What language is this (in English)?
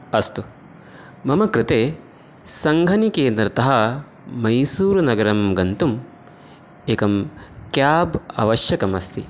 Sanskrit